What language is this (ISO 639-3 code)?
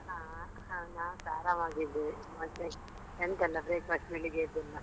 kan